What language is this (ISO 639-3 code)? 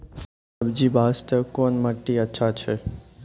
mai